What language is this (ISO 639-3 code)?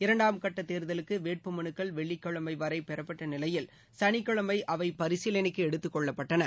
tam